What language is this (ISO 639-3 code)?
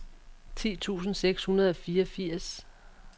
dan